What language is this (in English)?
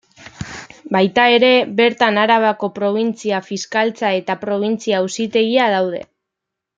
Basque